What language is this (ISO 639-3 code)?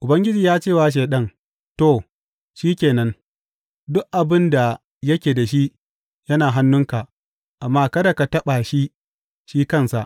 hau